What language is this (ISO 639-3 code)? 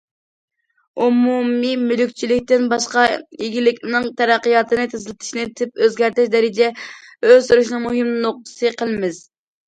uig